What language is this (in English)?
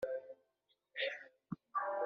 Kabyle